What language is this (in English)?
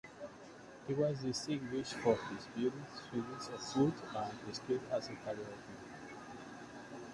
English